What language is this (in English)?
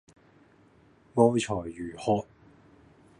Cantonese